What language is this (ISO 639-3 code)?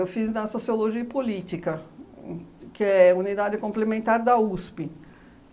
por